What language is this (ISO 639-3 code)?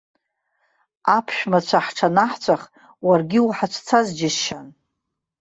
abk